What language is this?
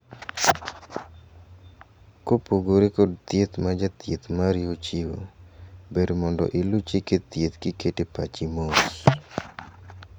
Luo (Kenya and Tanzania)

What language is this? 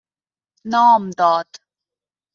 Persian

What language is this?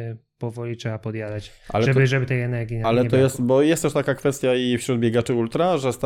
Polish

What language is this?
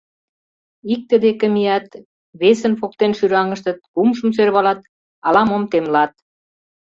Mari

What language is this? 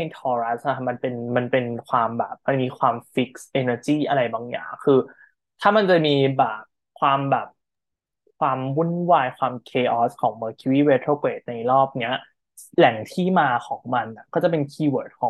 Thai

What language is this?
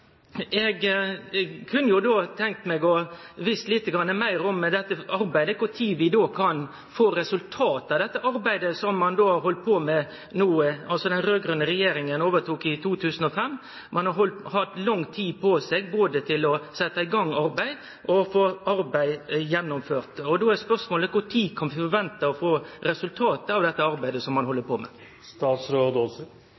Norwegian Nynorsk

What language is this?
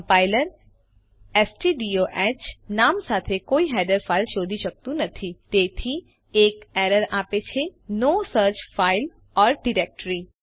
Gujarati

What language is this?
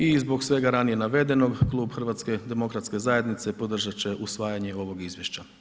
Croatian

